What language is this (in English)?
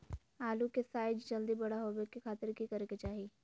Magahi